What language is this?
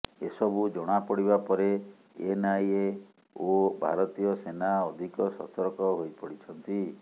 Odia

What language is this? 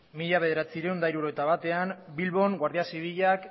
Basque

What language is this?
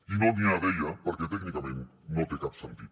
Catalan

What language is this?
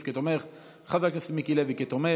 Hebrew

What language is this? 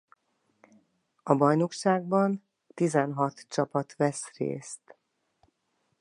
Hungarian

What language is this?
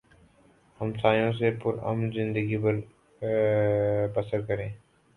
Urdu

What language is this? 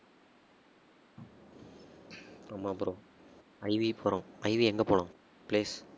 Tamil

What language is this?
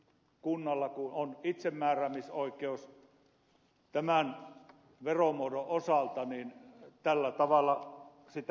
Finnish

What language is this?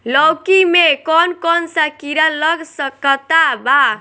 Bhojpuri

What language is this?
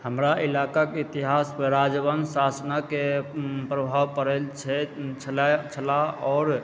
Maithili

